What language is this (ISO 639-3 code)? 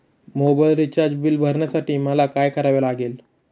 mar